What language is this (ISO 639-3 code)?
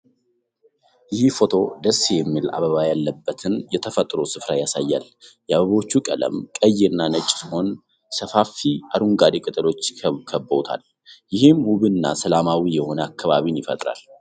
amh